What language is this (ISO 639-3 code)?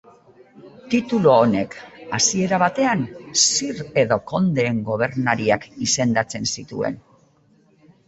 eus